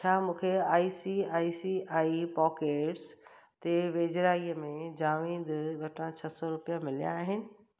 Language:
Sindhi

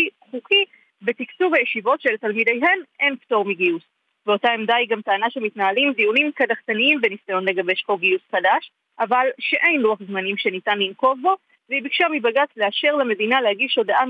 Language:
Hebrew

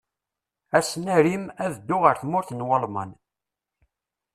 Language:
Kabyle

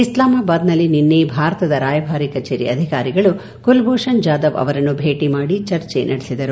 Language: Kannada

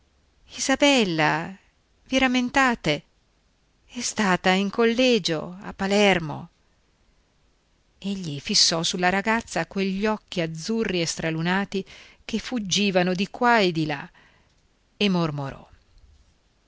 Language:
Italian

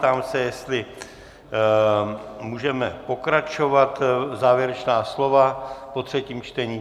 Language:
Czech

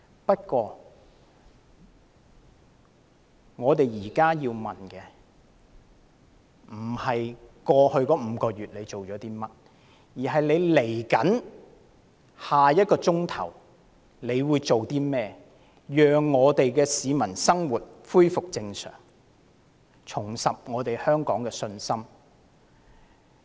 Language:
Cantonese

